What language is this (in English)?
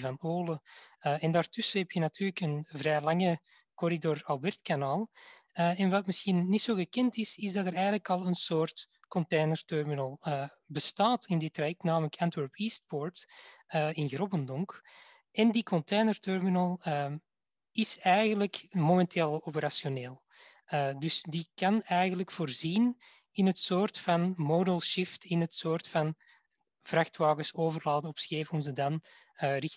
Dutch